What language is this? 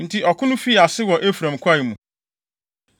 Akan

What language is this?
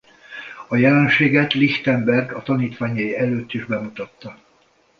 Hungarian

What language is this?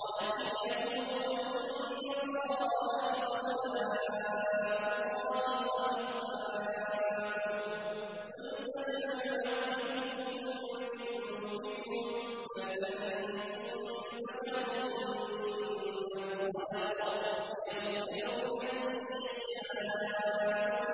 Arabic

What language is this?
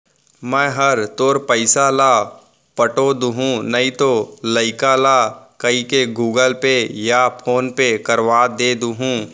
Chhattisgarhi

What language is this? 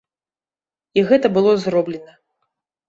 Belarusian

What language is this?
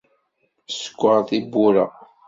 Kabyle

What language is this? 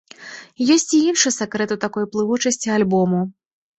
Belarusian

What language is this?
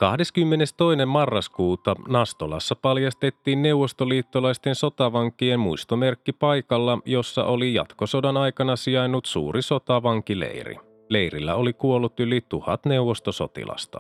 Finnish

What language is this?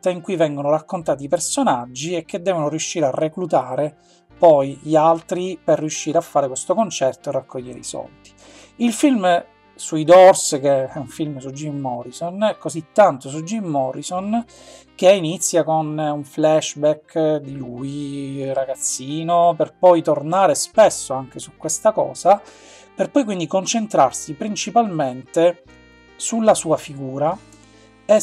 Italian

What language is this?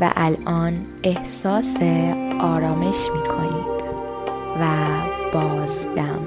Persian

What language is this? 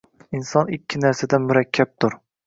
Uzbek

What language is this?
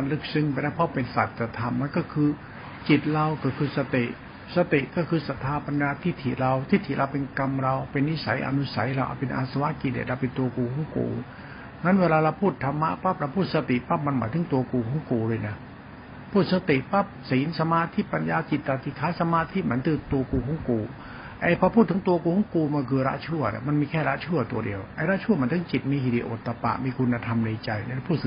Thai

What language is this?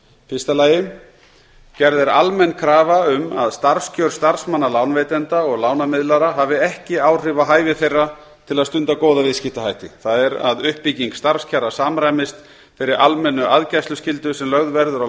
Icelandic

